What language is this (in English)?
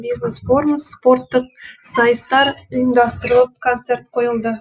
Kazakh